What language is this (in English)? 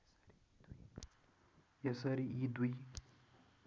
Nepali